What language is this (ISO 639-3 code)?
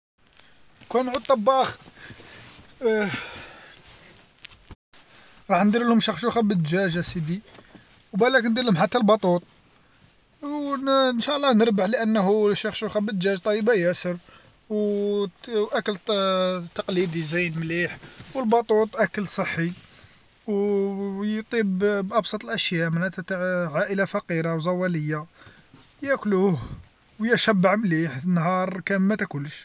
arq